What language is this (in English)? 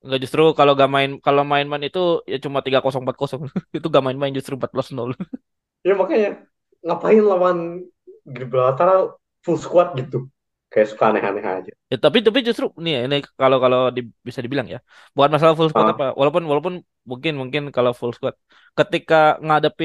Indonesian